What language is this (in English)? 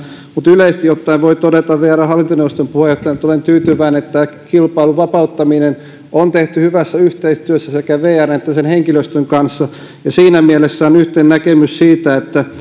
Finnish